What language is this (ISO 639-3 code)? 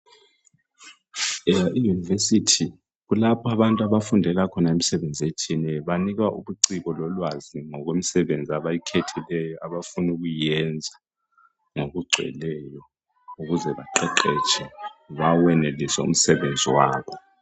nde